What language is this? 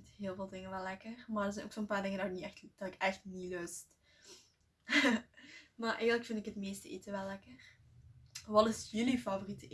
Dutch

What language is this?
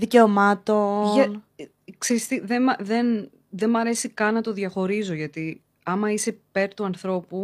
Greek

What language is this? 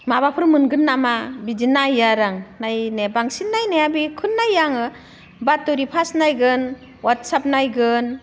Bodo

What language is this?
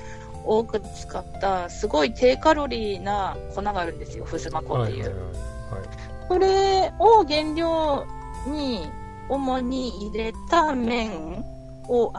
Japanese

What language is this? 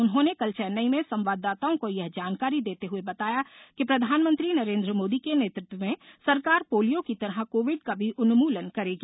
Hindi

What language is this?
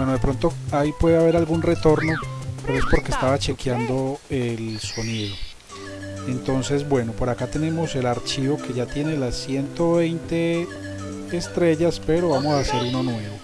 Spanish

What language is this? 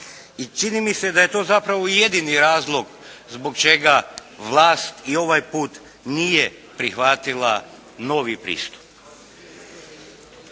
Croatian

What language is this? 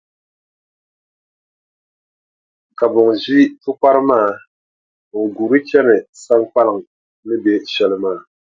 Dagbani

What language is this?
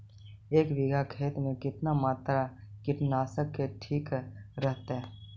Magahi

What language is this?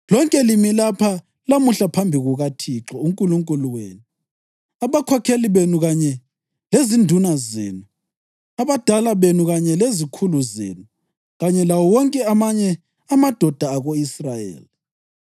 North Ndebele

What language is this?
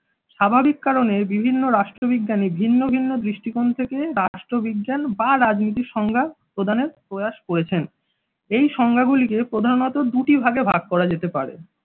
Bangla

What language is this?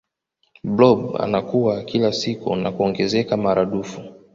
Swahili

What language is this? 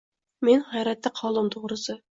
Uzbek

